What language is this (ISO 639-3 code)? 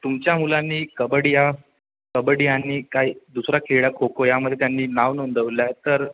mar